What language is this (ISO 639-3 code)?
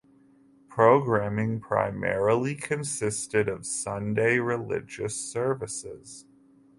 eng